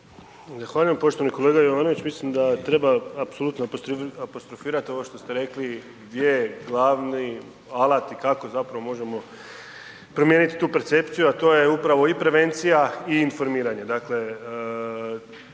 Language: Croatian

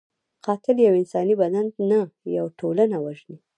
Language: Pashto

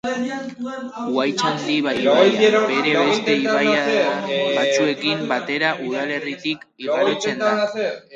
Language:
Basque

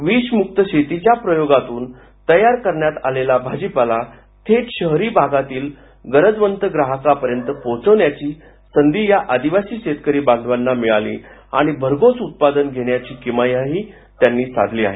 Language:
Marathi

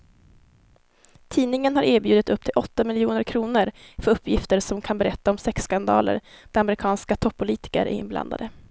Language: Swedish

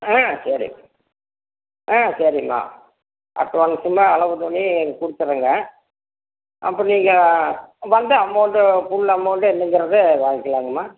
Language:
Tamil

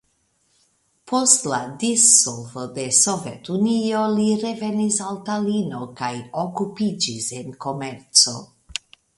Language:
Esperanto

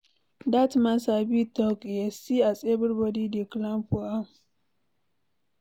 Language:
Nigerian Pidgin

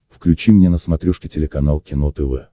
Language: Russian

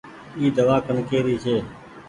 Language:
Goaria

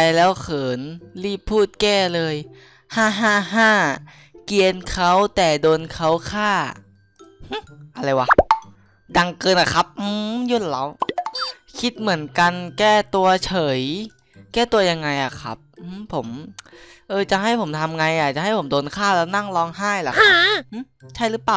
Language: Thai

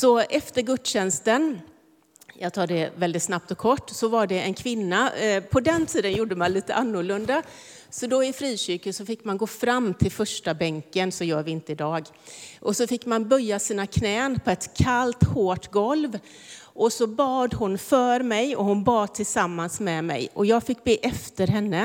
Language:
Swedish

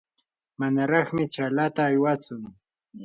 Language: Yanahuanca Pasco Quechua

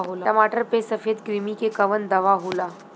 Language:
Bhojpuri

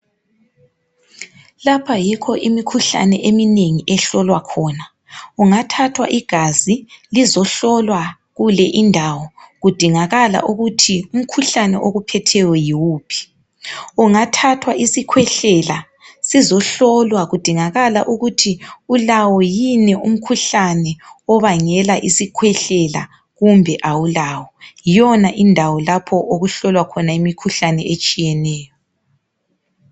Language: North Ndebele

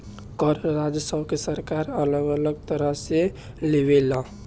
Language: Bhojpuri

